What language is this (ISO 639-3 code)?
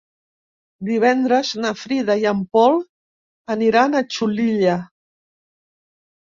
cat